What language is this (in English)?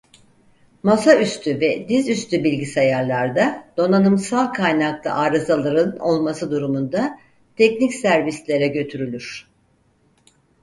Turkish